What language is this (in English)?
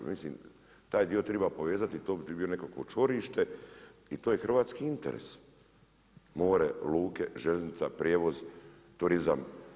Croatian